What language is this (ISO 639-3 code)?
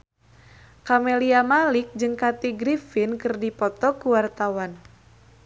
sun